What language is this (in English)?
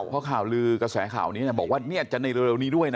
Thai